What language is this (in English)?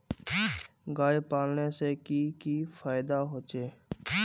Magahi